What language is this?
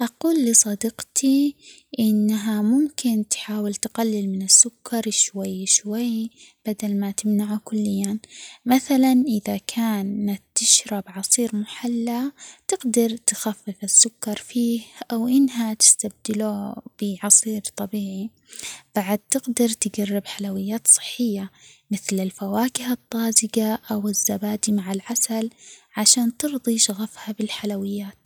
Omani Arabic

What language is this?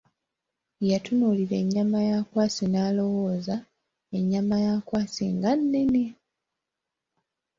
Ganda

